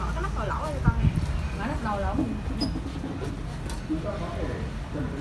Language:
Vietnamese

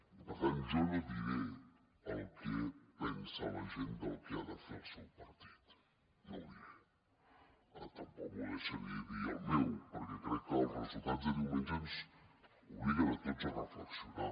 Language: Catalan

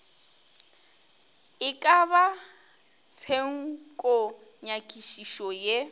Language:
Northern Sotho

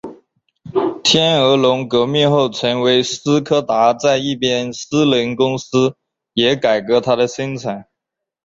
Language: Chinese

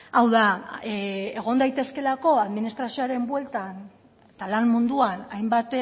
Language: Basque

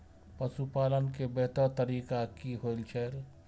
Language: Maithili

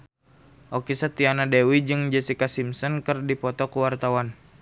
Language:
Sundanese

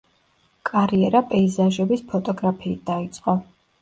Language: Georgian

